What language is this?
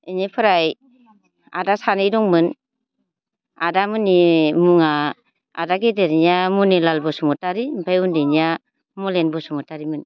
Bodo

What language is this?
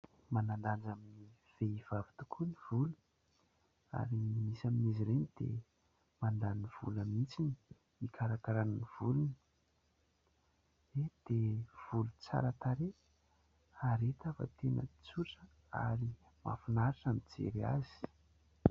Malagasy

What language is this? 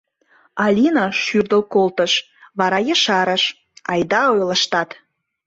Mari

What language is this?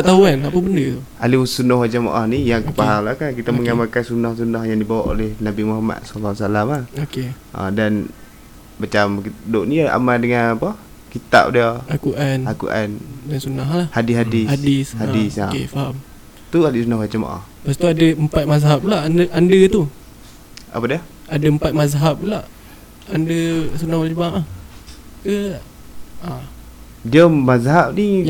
Malay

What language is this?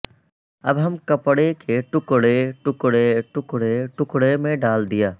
Urdu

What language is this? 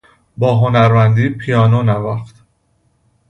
Persian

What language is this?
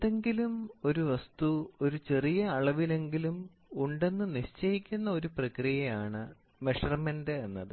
Malayalam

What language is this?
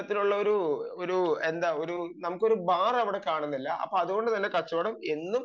Malayalam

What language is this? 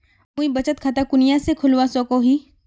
Magahi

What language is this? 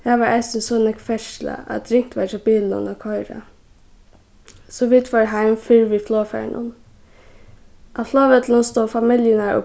Faroese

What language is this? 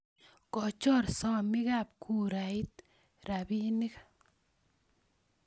Kalenjin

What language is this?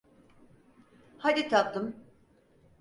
Turkish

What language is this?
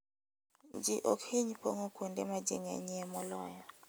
Luo (Kenya and Tanzania)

